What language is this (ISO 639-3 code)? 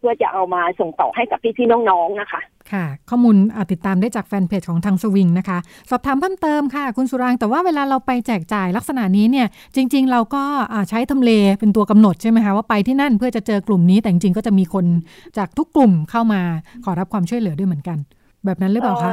tha